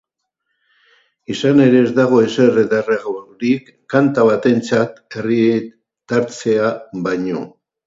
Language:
Basque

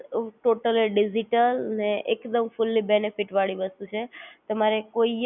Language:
Gujarati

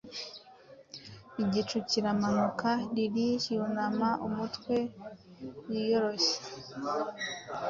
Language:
Kinyarwanda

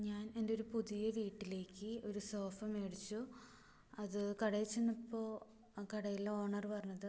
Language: Malayalam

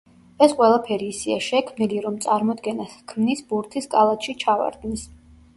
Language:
Georgian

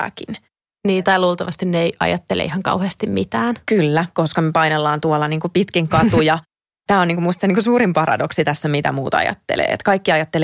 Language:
Finnish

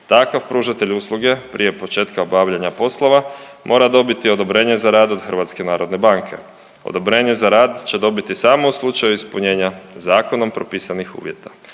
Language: Croatian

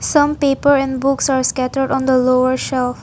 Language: English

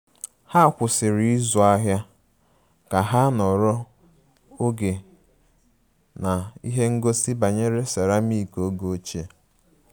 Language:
Igbo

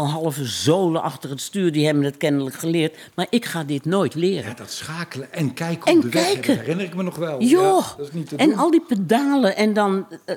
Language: Dutch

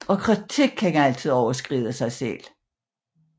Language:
Danish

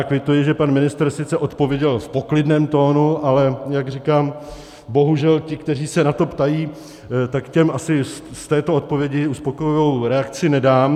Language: Czech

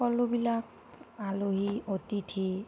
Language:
Assamese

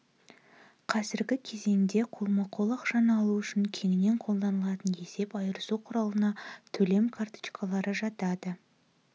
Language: Kazakh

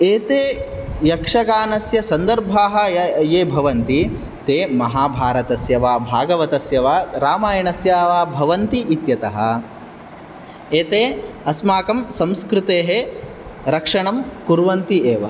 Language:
Sanskrit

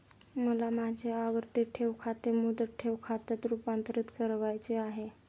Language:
Marathi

